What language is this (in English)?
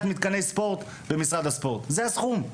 Hebrew